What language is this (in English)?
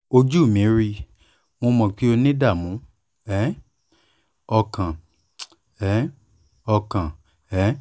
Yoruba